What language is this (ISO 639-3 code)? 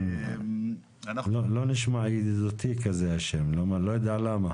heb